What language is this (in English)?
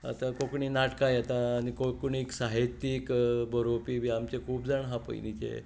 Konkani